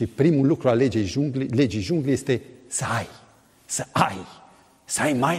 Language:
Romanian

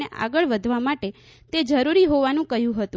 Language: Gujarati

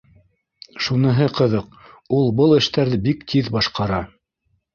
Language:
Bashkir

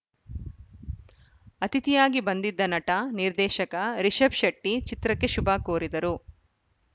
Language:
Kannada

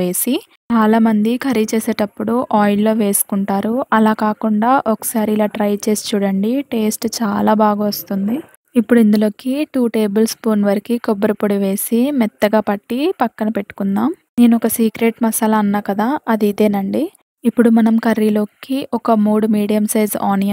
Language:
Telugu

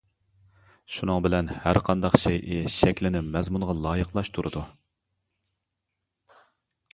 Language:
Uyghur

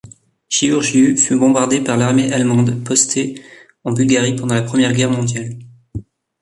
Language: French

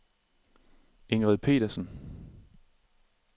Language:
Danish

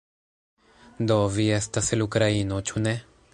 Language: Esperanto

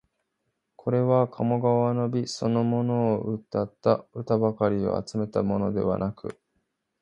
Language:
Japanese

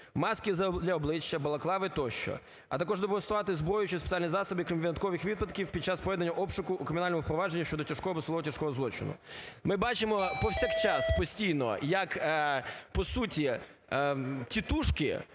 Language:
Ukrainian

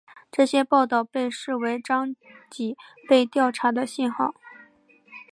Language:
Chinese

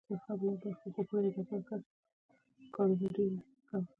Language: Pashto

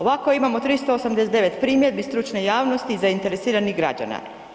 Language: Croatian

